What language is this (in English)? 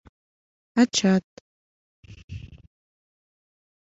Mari